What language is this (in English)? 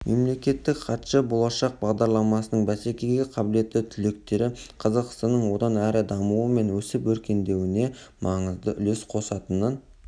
Kazakh